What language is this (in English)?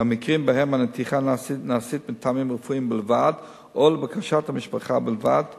Hebrew